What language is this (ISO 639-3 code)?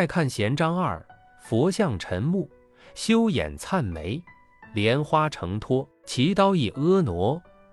zho